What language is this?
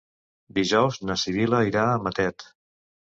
Catalan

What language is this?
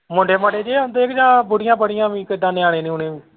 Punjabi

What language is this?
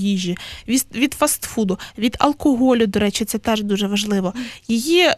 Ukrainian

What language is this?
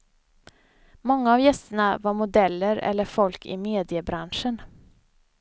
Swedish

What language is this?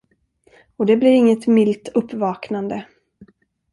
Swedish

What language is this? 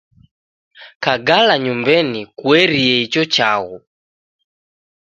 Taita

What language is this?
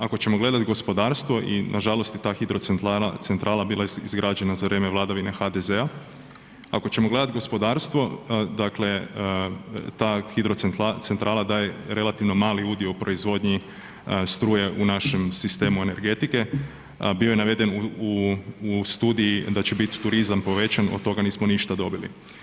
Croatian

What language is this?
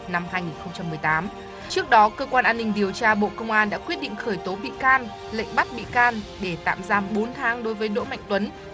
Vietnamese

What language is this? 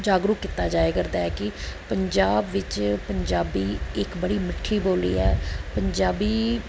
Punjabi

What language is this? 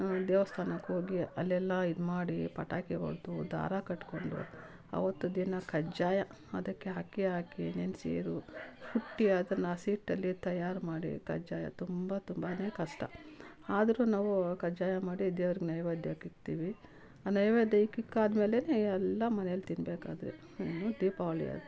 Kannada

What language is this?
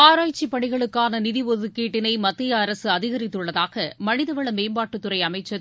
Tamil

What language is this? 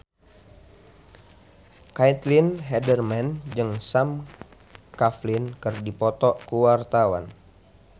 Sundanese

